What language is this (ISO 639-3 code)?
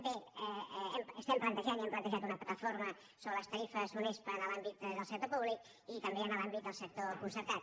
cat